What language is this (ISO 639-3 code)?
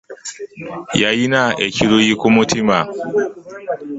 lug